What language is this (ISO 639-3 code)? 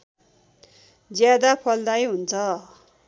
nep